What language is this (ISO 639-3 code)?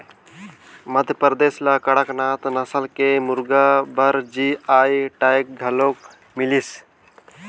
hne